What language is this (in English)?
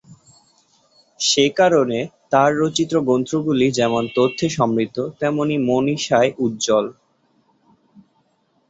Bangla